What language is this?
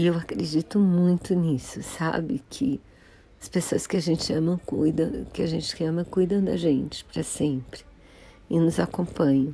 Portuguese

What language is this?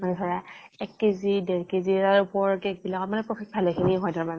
Assamese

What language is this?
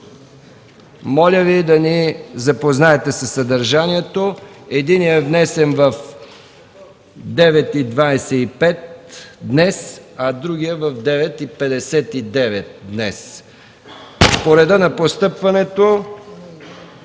Bulgarian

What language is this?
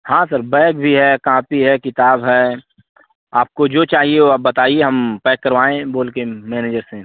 Hindi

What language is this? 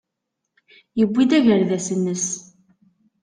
Kabyle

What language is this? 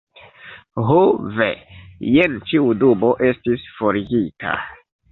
Esperanto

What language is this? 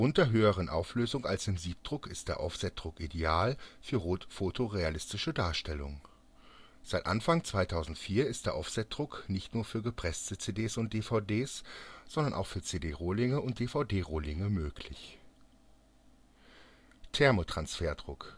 German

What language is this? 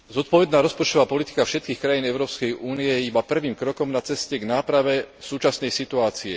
Slovak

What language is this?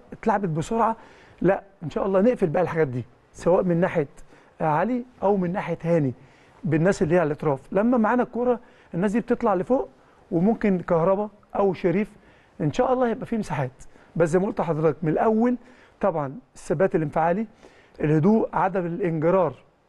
Arabic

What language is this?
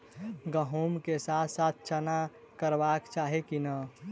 Maithili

